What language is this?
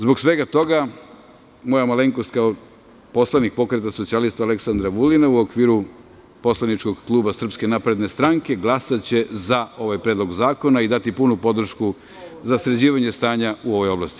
Serbian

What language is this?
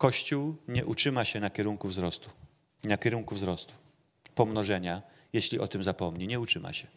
Polish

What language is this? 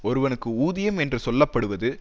Tamil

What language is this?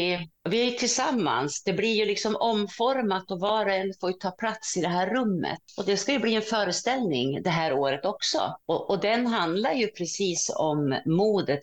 Swedish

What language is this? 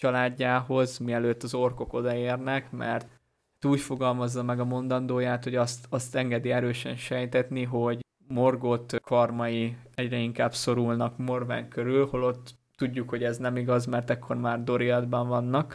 Hungarian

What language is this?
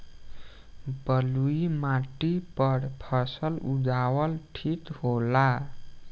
Bhojpuri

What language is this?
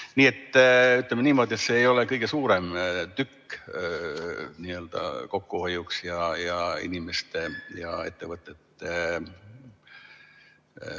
Estonian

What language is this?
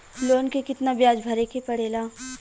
Bhojpuri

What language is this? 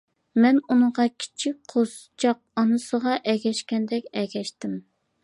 Uyghur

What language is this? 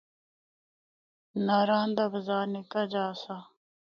Northern Hindko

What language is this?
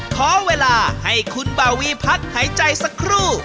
Thai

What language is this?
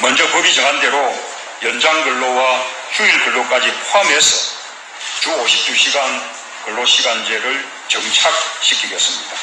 Korean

